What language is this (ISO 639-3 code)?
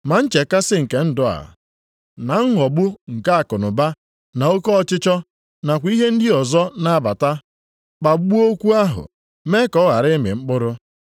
ibo